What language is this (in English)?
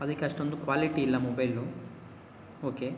Kannada